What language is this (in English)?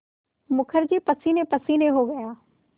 Hindi